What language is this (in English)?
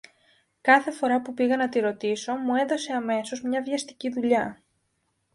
Greek